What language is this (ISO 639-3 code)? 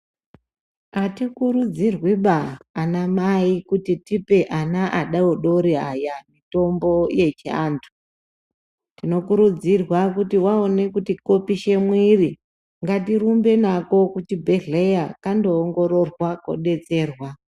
ndc